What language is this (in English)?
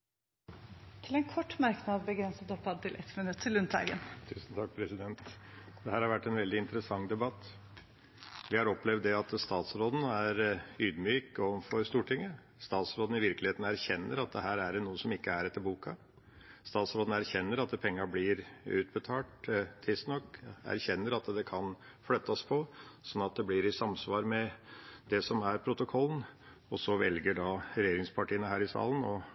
Norwegian Bokmål